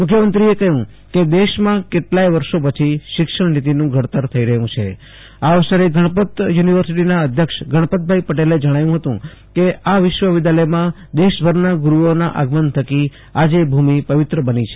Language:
Gujarati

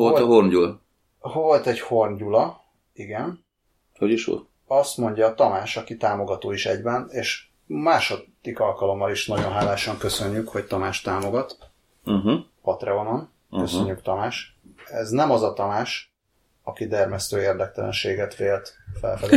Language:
Hungarian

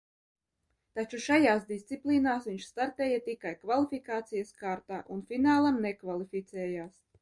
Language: Latvian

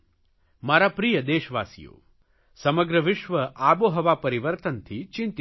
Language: Gujarati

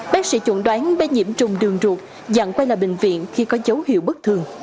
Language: Vietnamese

